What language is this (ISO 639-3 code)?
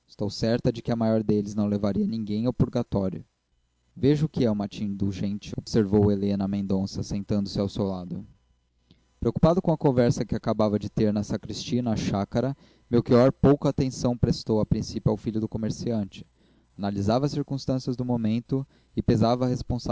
por